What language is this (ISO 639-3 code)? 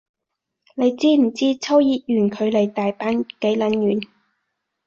yue